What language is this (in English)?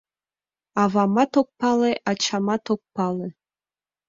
Mari